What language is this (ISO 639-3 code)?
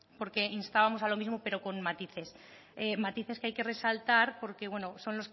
spa